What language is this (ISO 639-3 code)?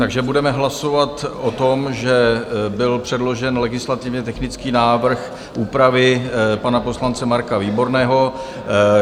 ces